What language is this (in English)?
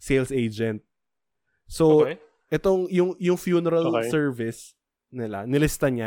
Filipino